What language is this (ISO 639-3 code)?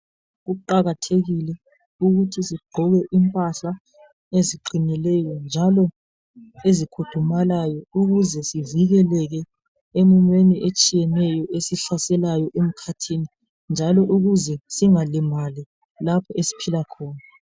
nde